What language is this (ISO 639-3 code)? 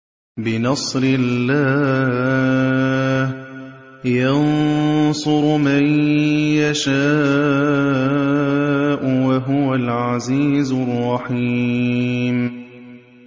ara